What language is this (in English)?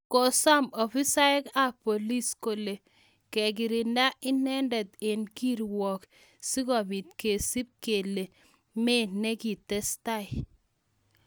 Kalenjin